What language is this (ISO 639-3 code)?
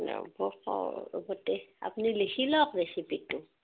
asm